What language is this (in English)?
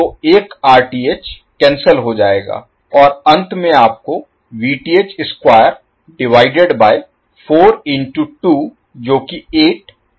Hindi